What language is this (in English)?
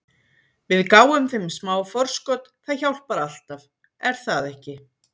Icelandic